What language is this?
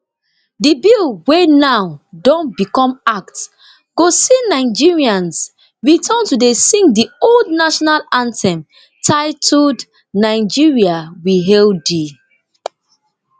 Nigerian Pidgin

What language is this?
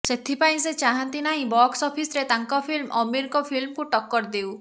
Odia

